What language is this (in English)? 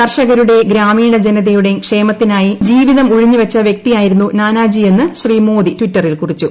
Malayalam